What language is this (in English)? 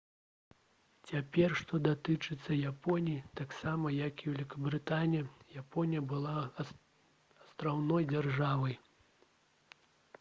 Belarusian